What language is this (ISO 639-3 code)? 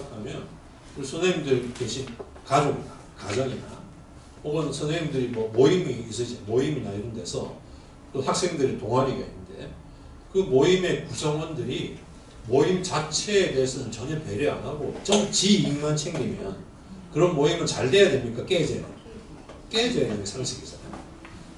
kor